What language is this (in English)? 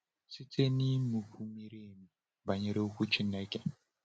Igbo